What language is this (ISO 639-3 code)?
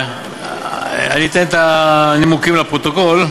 heb